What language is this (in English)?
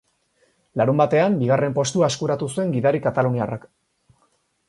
Basque